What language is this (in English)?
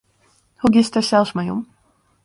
Western Frisian